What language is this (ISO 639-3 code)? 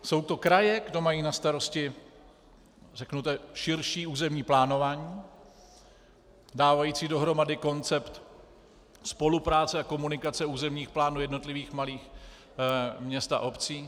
ces